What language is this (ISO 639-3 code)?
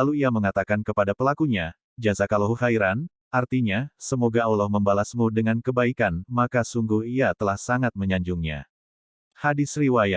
ind